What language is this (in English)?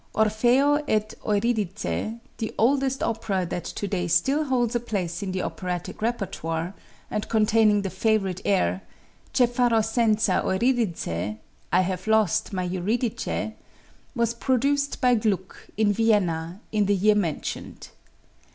English